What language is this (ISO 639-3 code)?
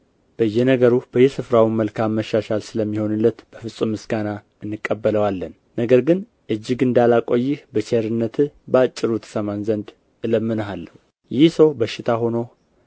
amh